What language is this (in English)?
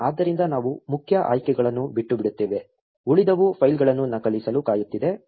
Kannada